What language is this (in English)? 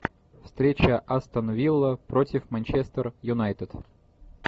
Russian